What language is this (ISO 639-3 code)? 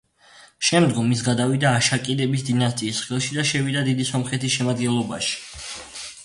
kat